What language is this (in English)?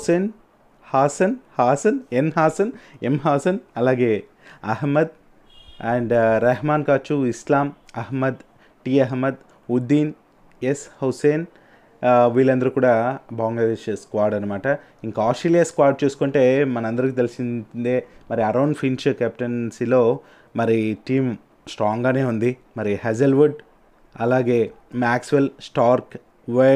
Telugu